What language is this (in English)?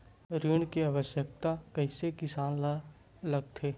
Chhattisgarhi